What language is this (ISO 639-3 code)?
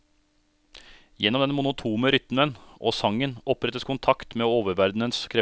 nor